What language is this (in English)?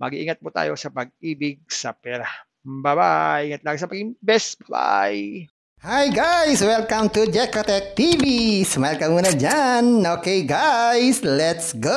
Filipino